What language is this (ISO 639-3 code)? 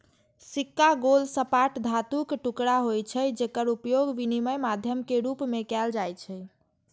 mai